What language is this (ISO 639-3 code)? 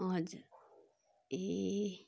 nep